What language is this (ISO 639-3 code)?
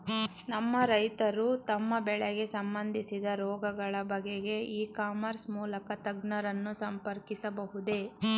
kan